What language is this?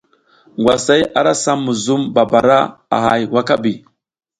South Giziga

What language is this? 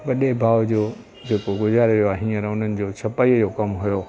Sindhi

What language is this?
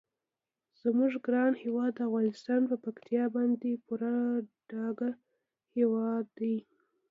Pashto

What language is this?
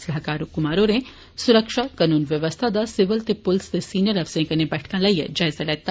Dogri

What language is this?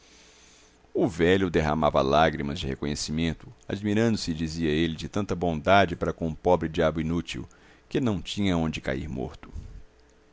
Portuguese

